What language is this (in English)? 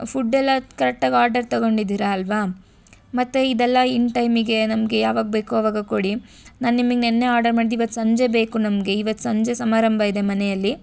Kannada